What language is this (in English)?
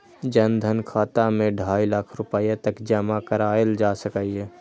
Maithili